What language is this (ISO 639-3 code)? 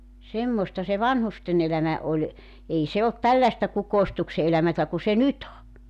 fin